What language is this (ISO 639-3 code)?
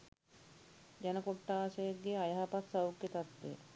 sin